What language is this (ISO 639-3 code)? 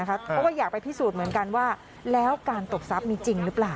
tha